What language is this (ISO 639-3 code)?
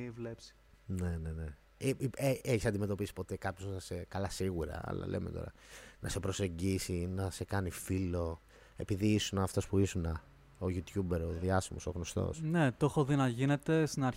ell